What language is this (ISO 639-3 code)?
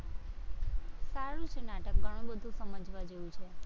guj